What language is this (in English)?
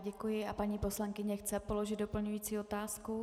Czech